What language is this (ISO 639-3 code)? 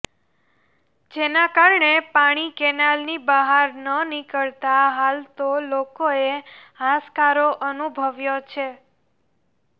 guj